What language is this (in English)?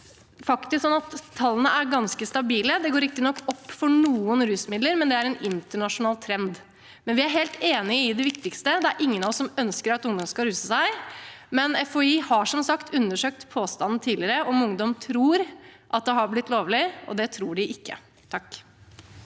Norwegian